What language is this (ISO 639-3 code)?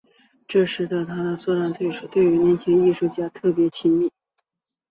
zho